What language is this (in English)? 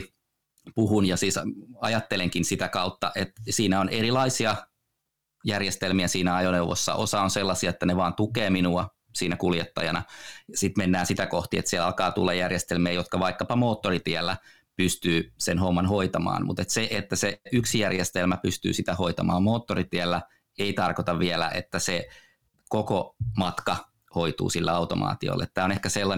Finnish